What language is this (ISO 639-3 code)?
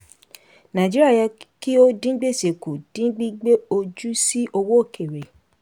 yor